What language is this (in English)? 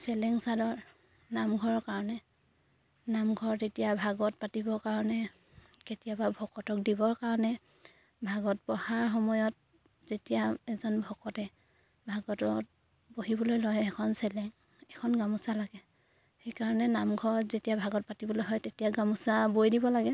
Assamese